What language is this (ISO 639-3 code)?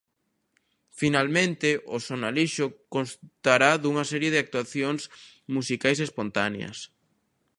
glg